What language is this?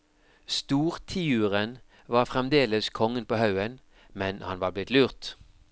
Norwegian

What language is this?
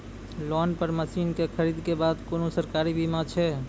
Maithili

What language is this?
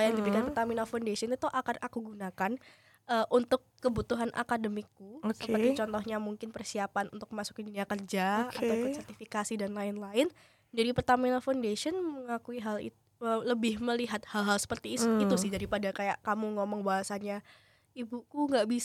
Indonesian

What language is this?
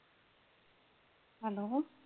Punjabi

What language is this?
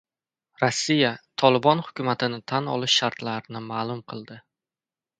Uzbek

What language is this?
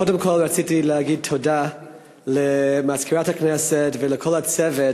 Hebrew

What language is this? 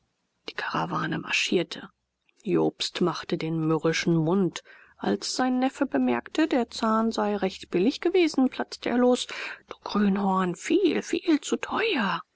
German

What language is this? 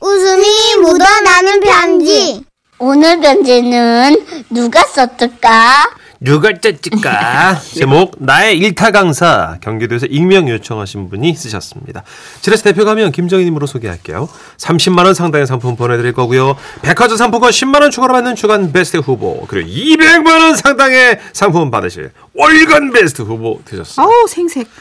Korean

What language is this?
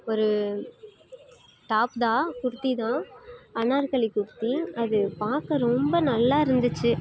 Tamil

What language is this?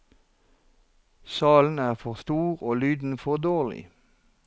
Norwegian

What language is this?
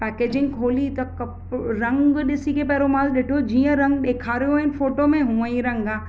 Sindhi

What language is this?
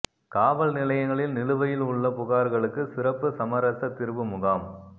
Tamil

